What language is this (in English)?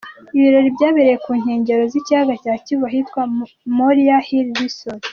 Kinyarwanda